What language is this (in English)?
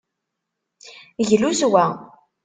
Kabyle